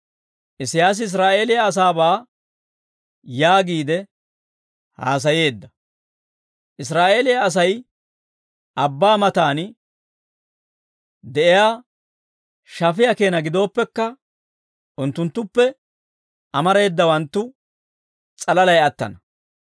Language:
Dawro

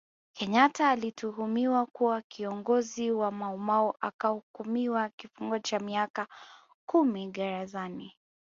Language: Swahili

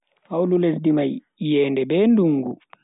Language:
Bagirmi Fulfulde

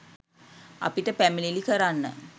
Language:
Sinhala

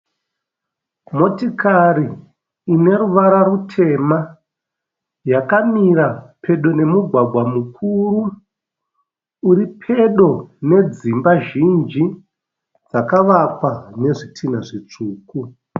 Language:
Shona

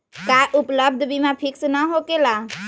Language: Magahi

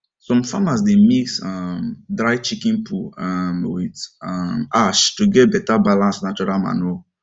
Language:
Nigerian Pidgin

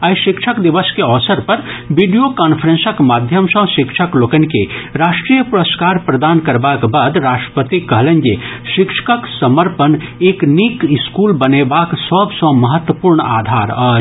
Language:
Maithili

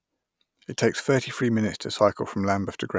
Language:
English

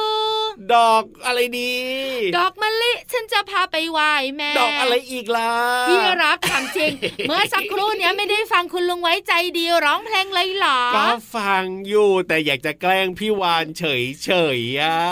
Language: Thai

